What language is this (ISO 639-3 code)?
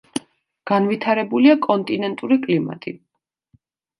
kat